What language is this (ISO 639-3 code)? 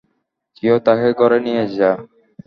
ben